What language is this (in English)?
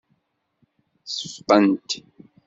Kabyle